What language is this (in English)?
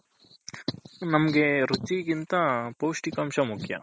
Kannada